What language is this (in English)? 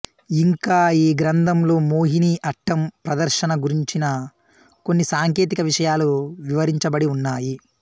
Telugu